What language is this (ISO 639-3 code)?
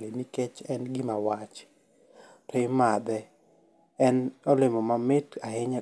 luo